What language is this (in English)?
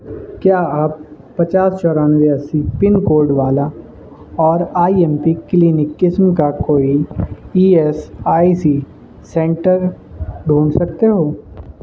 Urdu